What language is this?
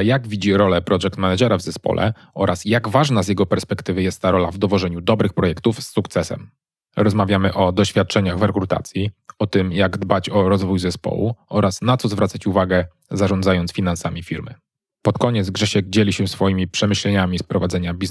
Polish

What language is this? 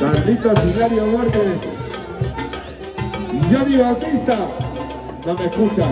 Spanish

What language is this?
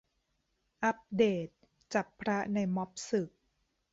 Thai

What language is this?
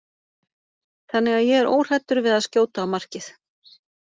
Icelandic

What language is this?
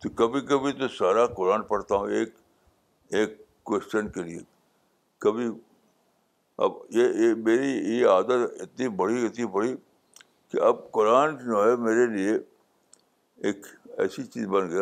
Urdu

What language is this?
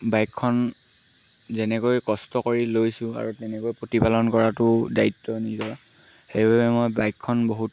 Assamese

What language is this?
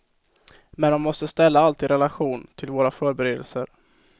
Swedish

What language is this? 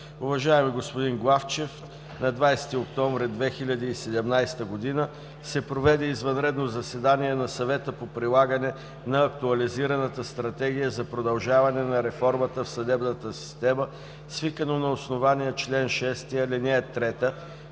Bulgarian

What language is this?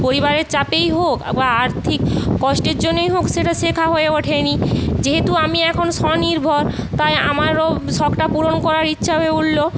Bangla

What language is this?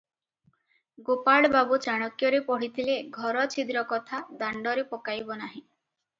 Odia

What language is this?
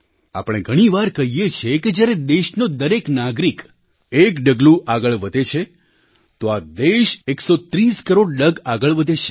Gujarati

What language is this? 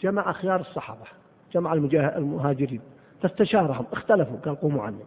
Arabic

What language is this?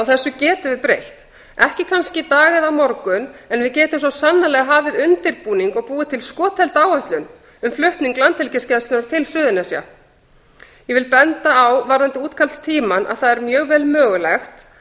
Icelandic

